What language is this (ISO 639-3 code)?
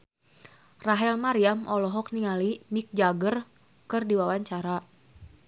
sun